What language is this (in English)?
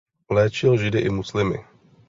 Czech